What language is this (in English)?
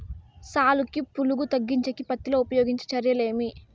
Telugu